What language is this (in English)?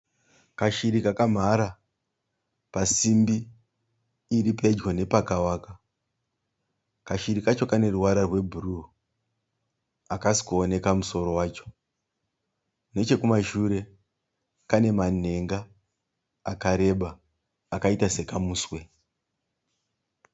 Shona